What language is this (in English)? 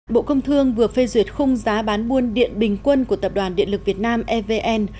Vietnamese